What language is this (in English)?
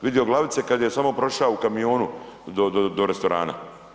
Croatian